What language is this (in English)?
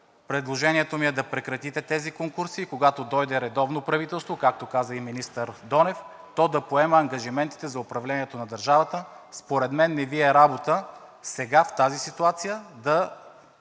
Bulgarian